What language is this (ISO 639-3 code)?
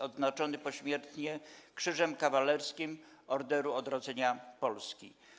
pol